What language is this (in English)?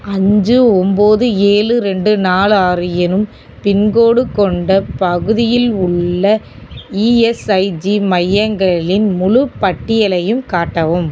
Tamil